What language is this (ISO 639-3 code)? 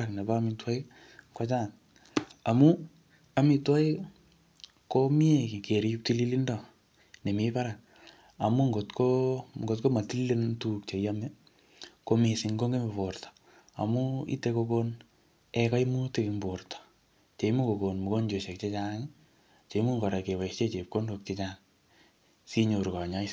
kln